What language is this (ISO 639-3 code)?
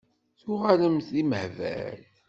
kab